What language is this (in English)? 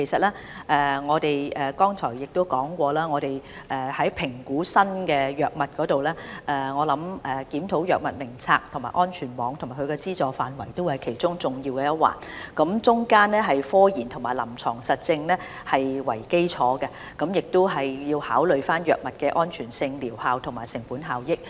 Cantonese